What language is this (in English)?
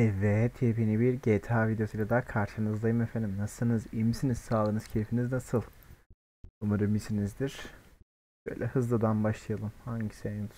Turkish